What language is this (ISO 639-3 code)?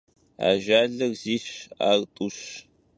kbd